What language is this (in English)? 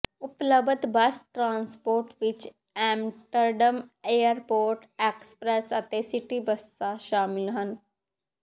Punjabi